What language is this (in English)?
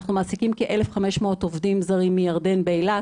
Hebrew